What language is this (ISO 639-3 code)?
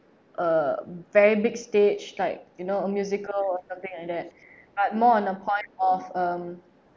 eng